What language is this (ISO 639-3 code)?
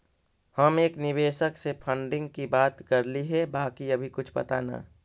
mag